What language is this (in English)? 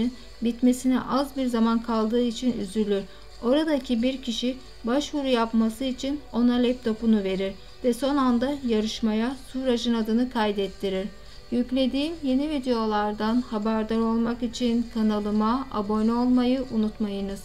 Turkish